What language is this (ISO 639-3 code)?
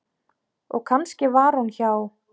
isl